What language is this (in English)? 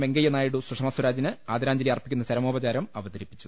Malayalam